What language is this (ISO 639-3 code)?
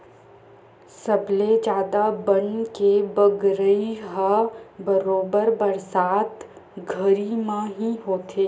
hne